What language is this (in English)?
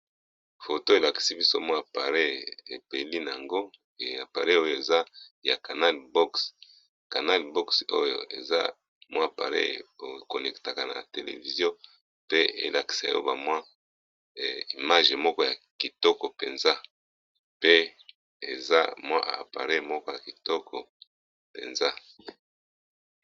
Lingala